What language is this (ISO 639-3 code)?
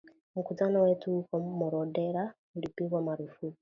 swa